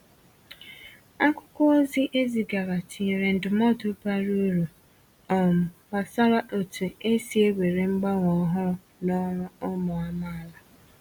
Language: Igbo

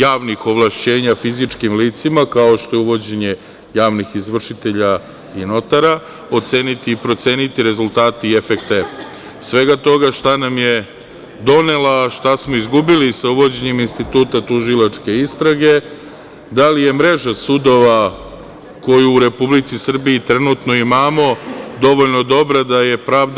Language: Serbian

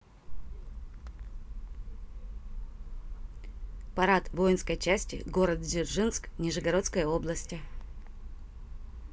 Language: Russian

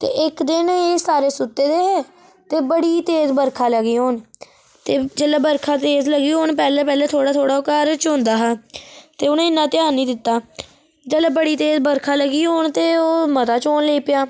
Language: Dogri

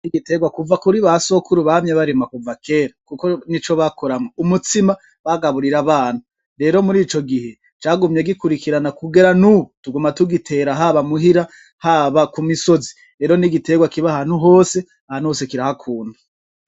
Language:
Rundi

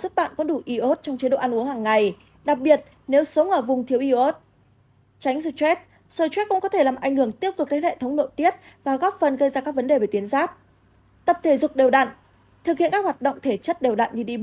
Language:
Vietnamese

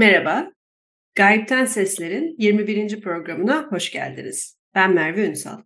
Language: Turkish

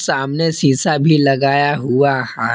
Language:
Hindi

